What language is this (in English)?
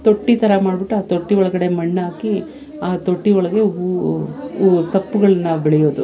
Kannada